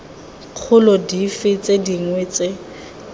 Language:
Tswana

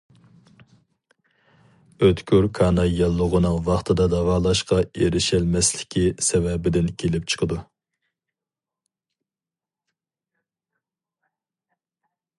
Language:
Uyghur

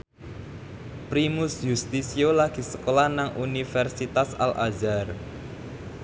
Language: Javanese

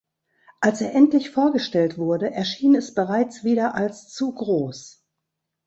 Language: German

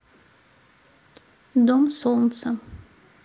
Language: Russian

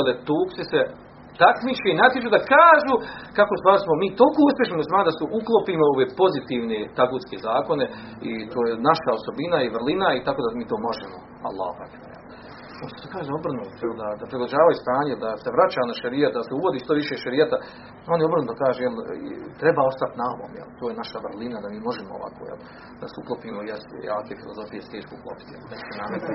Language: Croatian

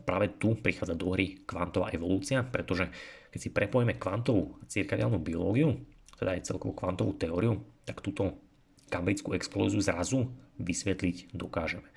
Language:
Slovak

